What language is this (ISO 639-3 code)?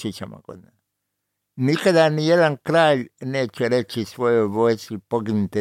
hrv